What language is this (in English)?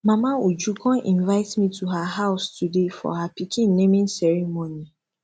Nigerian Pidgin